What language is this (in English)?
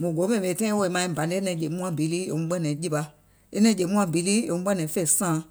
Gola